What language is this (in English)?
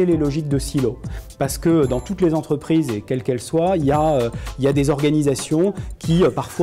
French